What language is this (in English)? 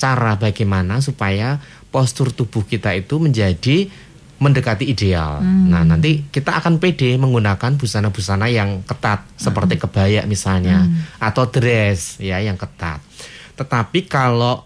Indonesian